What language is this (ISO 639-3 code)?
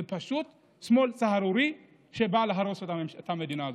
heb